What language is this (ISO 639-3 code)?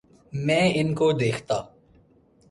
urd